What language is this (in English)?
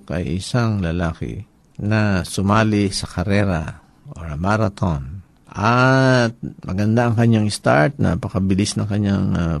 Filipino